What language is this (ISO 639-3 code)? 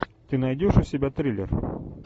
rus